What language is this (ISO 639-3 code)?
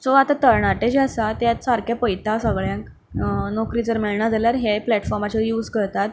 kok